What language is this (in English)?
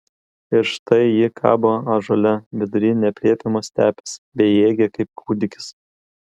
Lithuanian